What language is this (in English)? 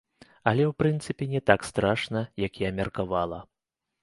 Belarusian